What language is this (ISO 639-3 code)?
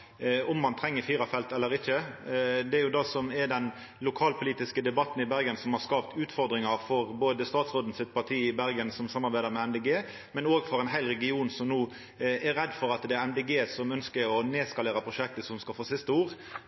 nno